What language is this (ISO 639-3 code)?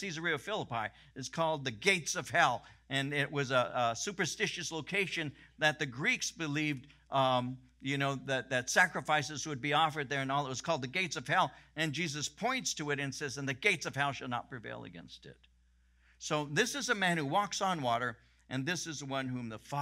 eng